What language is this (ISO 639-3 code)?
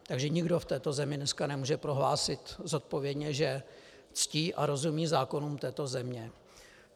ces